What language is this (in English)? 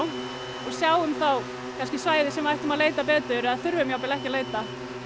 Icelandic